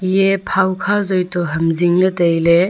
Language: Wancho Naga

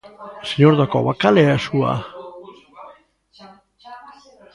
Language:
Galician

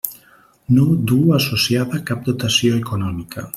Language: Catalan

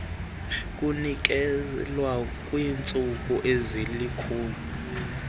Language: Xhosa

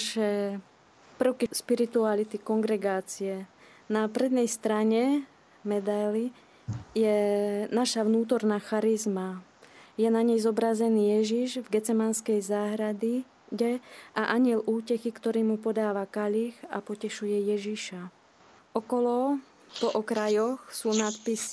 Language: Slovak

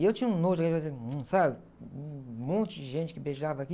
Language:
Portuguese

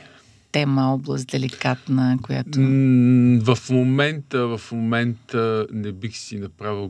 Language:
Bulgarian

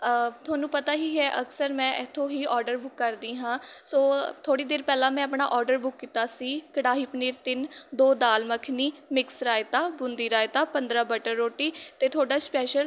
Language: Punjabi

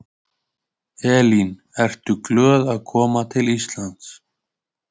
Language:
Icelandic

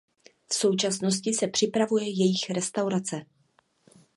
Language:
Czech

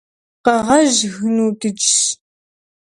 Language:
Kabardian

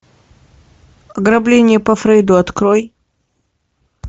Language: Russian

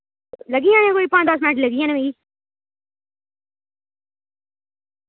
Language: Dogri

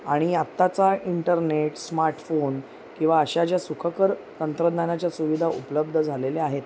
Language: Marathi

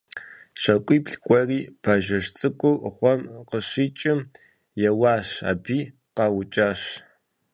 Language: Kabardian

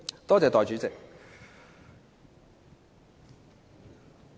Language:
Cantonese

